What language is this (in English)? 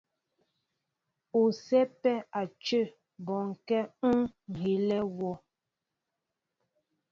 Mbo (Cameroon)